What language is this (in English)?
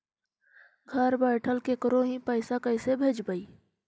Magahi